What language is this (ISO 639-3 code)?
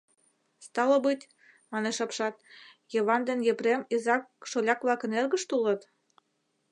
chm